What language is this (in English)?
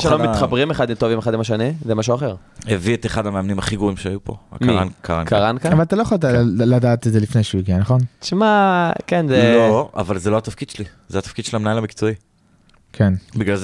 Hebrew